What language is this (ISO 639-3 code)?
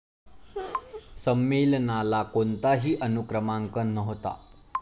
mar